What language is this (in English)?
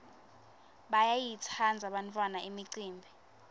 Swati